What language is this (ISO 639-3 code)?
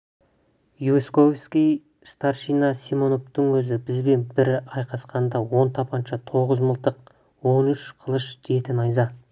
kaz